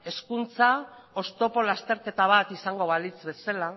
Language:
Basque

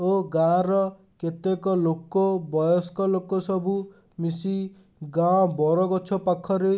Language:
Odia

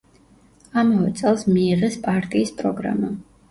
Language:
Georgian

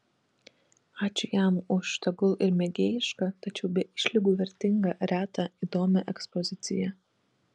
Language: Lithuanian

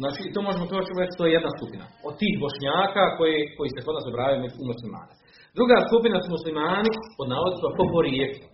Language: Croatian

